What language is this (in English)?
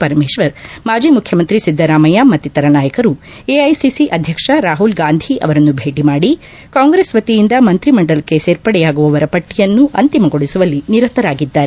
Kannada